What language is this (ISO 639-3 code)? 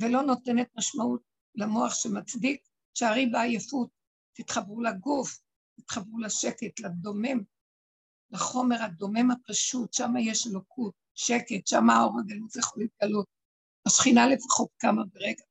heb